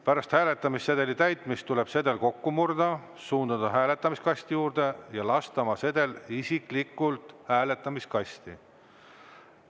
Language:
Estonian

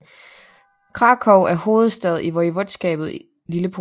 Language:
Danish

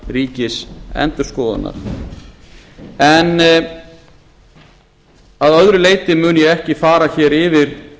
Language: Icelandic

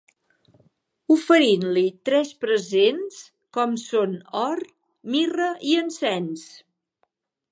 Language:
Catalan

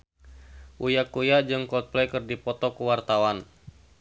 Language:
Sundanese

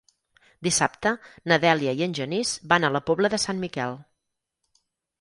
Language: Catalan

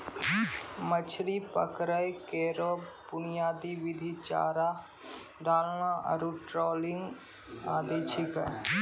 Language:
Maithili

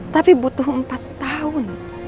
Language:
Indonesian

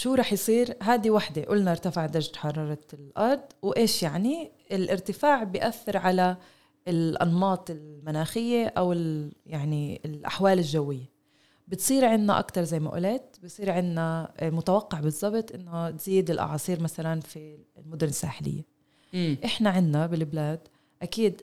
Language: Arabic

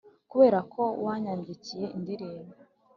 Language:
Kinyarwanda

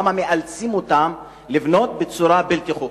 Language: Hebrew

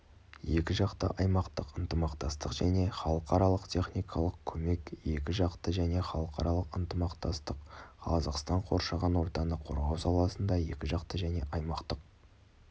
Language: Kazakh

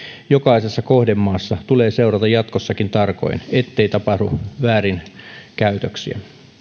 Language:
Finnish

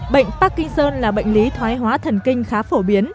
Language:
Vietnamese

